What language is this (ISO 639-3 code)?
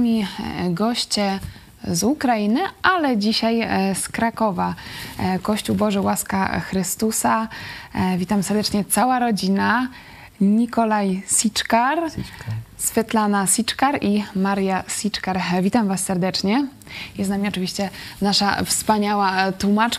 pol